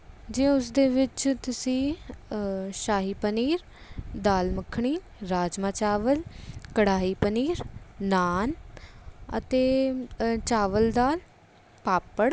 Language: Punjabi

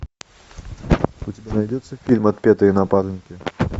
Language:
Russian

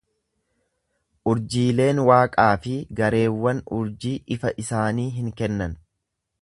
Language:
Oromo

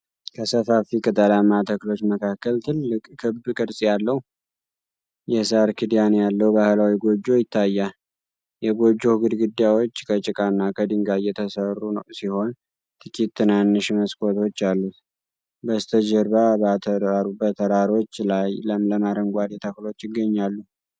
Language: Amharic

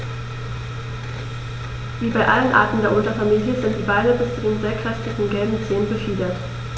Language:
German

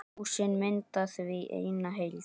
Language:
Icelandic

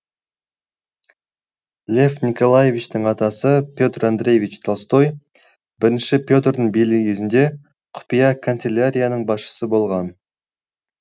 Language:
Kazakh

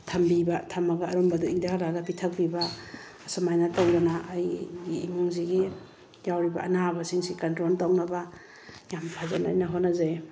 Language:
Manipuri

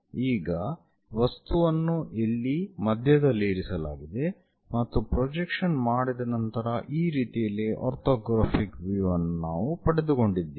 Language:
Kannada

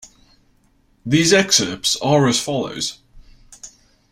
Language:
English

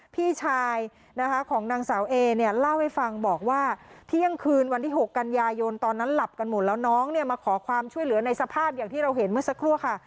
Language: Thai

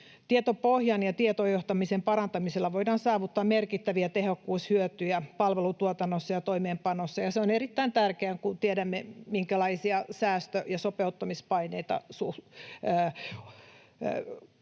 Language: Finnish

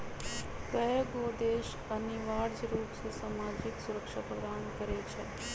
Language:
Magahi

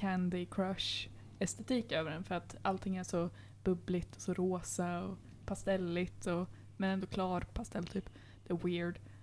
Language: Swedish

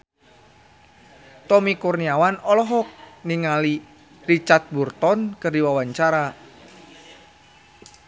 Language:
Sundanese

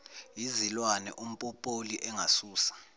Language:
Zulu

